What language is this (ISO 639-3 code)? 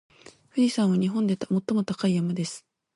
jpn